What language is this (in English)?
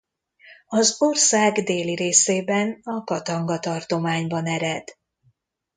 Hungarian